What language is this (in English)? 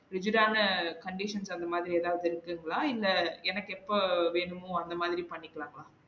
Tamil